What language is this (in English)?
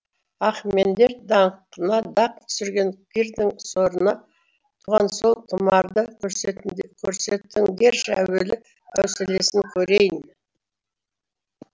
Kazakh